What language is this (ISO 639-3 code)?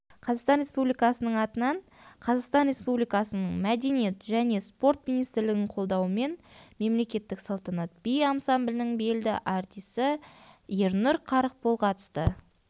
kaz